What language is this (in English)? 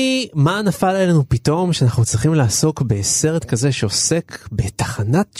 Hebrew